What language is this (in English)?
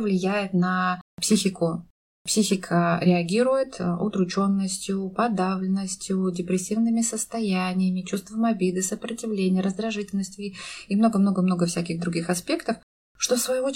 Russian